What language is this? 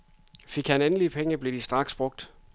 Danish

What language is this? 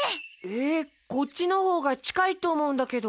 Japanese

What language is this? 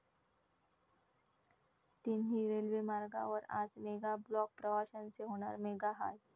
Marathi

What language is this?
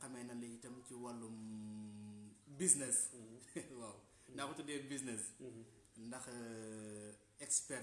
French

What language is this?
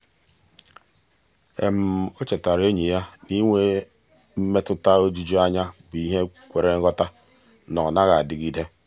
Igbo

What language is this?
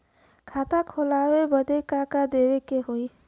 Bhojpuri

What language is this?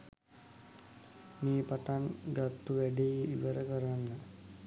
Sinhala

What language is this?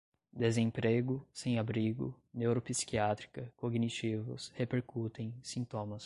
Portuguese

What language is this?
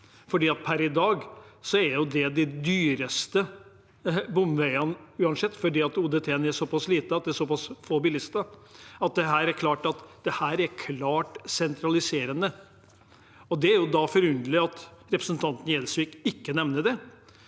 Norwegian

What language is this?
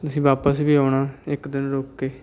Punjabi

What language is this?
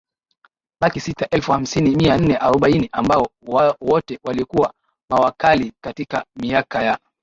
Swahili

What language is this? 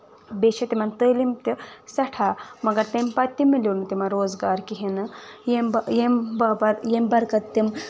Kashmiri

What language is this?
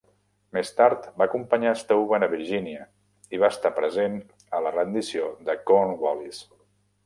Catalan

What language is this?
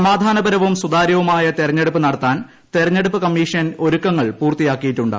Malayalam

